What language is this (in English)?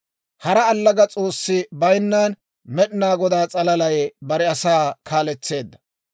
Dawro